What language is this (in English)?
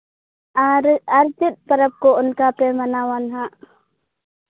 Santali